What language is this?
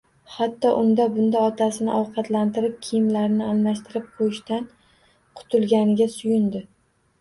Uzbek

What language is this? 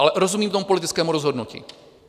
Czech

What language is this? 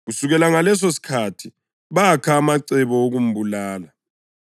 North Ndebele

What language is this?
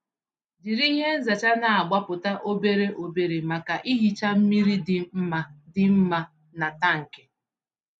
Igbo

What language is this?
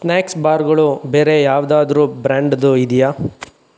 Kannada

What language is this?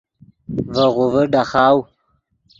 Yidgha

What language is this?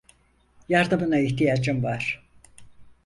Turkish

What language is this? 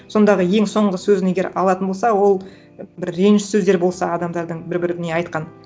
Kazakh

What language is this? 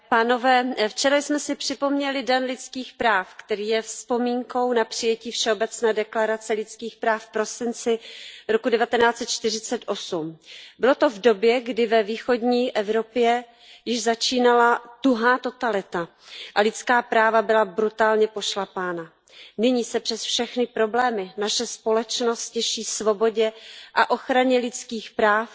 Czech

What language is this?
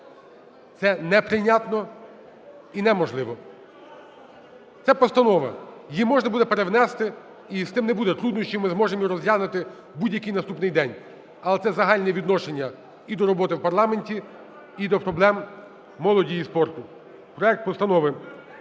Ukrainian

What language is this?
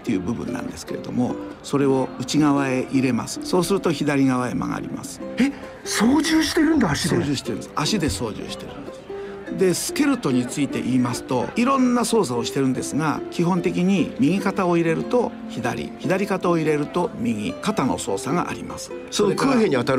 Japanese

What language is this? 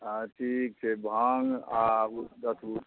Maithili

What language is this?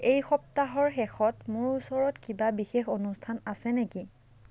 Assamese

